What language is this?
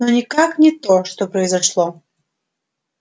Russian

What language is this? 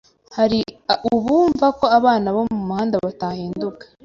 Kinyarwanda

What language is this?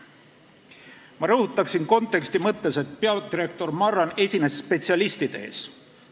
Estonian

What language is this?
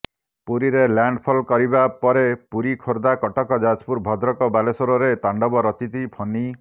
Odia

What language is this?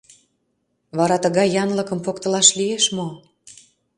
Mari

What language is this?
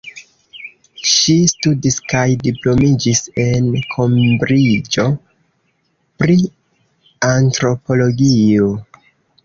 Esperanto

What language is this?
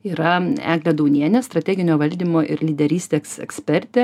Lithuanian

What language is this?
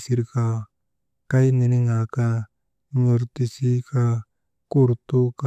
Maba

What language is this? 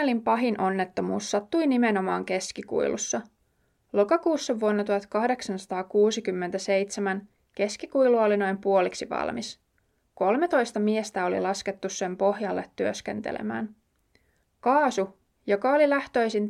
Finnish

